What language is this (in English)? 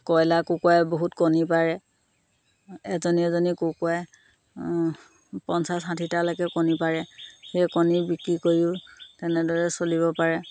Assamese